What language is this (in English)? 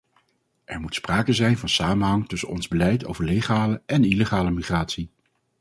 Dutch